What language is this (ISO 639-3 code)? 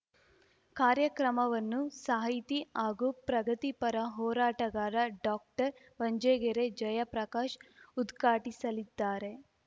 kan